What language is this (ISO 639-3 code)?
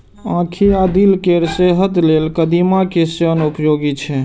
mai